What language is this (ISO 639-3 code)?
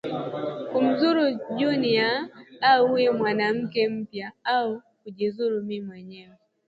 swa